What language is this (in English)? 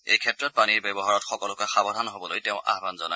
Assamese